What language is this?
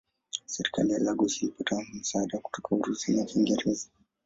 Swahili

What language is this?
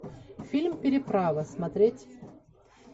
Russian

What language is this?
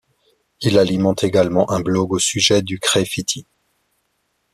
French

